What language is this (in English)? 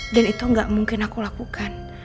Indonesian